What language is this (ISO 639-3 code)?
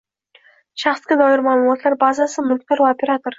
uzb